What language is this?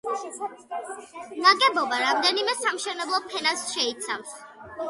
Georgian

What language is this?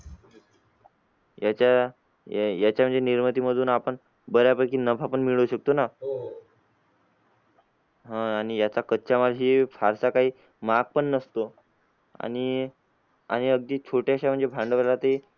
Marathi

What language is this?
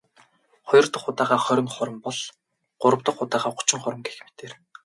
Mongolian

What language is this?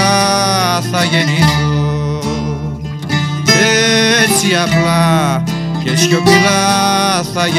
Greek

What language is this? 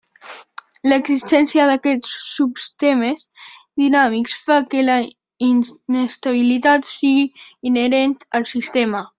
Catalan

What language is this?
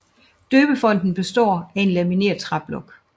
Danish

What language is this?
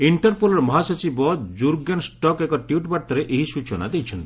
Odia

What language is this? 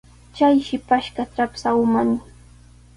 Sihuas Ancash Quechua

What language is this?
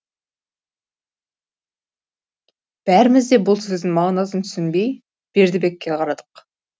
Kazakh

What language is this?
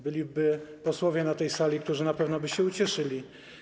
Polish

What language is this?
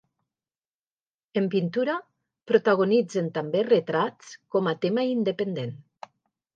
Catalan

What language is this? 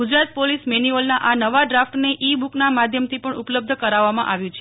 Gujarati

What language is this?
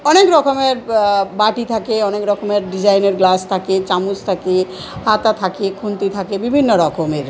Bangla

